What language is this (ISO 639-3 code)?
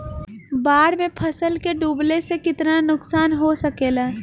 bho